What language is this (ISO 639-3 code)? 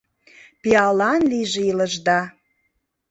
chm